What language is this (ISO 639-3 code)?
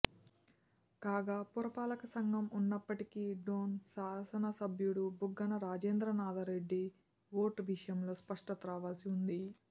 tel